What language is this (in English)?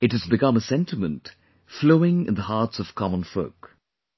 English